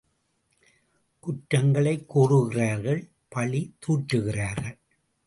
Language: Tamil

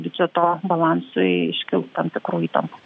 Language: Lithuanian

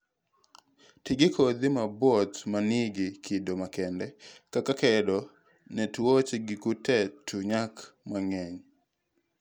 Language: Luo (Kenya and Tanzania)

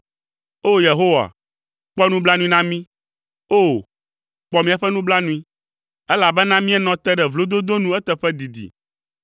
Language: Ewe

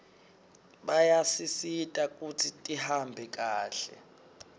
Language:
Swati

